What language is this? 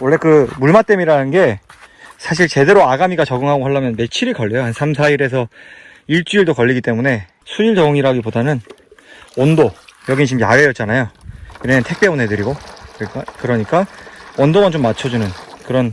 Korean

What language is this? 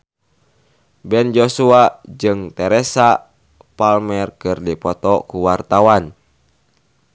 Sundanese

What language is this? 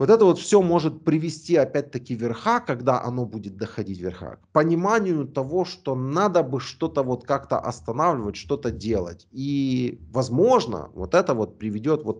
Russian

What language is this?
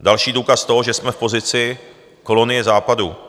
Czech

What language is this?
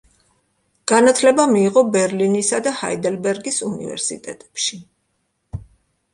Georgian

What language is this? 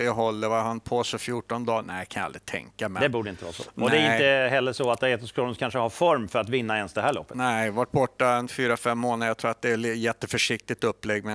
Swedish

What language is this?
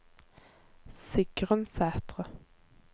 Norwegian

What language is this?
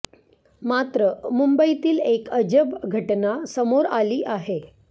Marathi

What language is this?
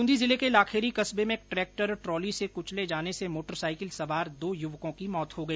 Hindi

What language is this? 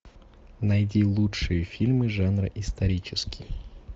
Russian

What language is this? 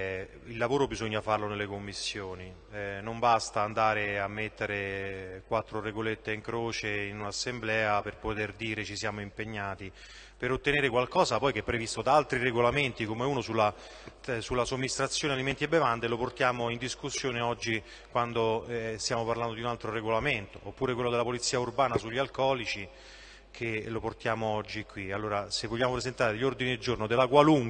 Italian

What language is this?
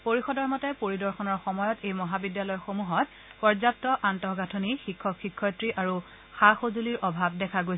Assamese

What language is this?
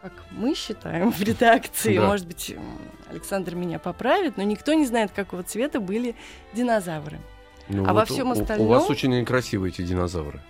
Russian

